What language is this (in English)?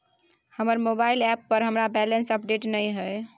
Maithili